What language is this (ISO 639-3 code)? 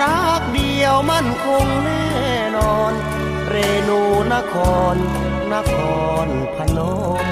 tha